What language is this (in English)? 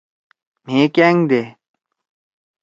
Torwali